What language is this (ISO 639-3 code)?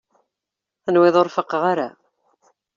kab